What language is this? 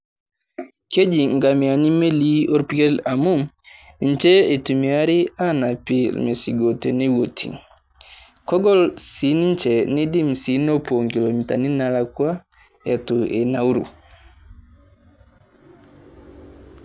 Masai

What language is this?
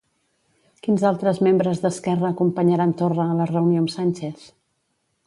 Catalan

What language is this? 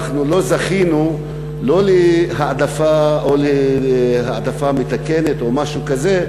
Hebrew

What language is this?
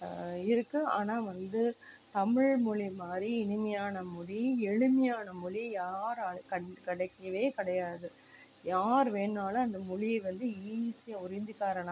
Tamil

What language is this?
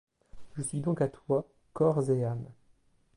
French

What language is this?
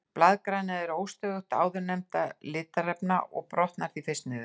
Icelandic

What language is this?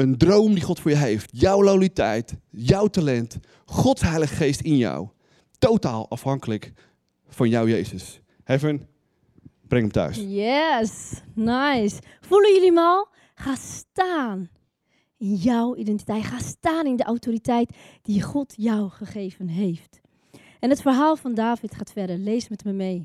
Dutch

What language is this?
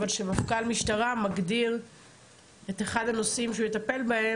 Hebrew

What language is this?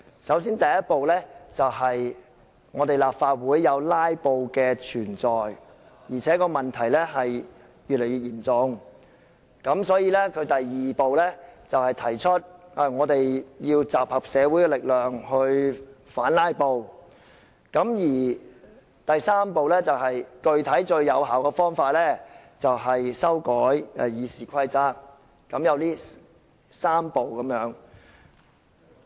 Cantonese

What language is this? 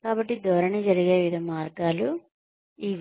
Telugu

